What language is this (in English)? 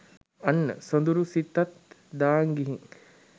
Sinhala